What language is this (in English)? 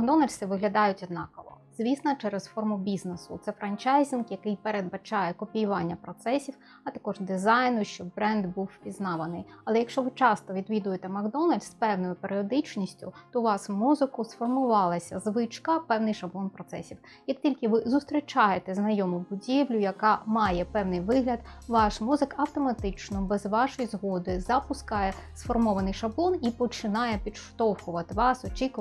Ukrainian